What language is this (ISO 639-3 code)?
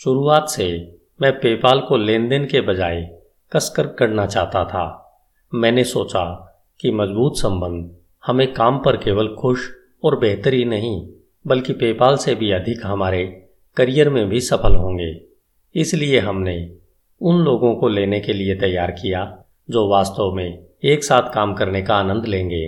hin